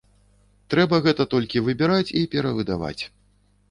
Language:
Belarusian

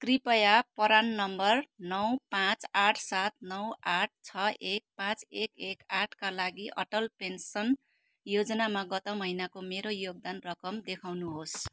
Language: Nepali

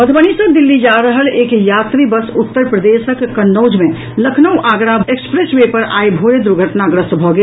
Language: Maithili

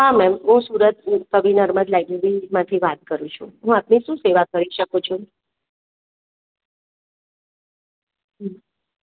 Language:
Gujarati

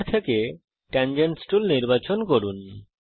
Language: Bangla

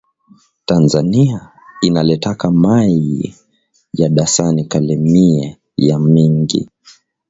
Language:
Swahili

